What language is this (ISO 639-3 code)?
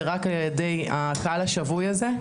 heb